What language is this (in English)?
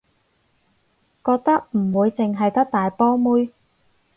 Cantonese